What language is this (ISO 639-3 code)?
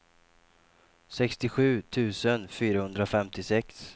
swe